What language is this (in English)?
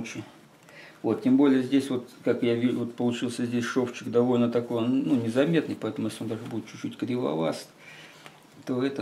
Russian